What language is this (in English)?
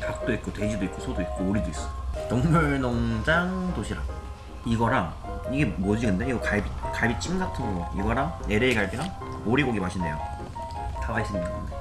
Korean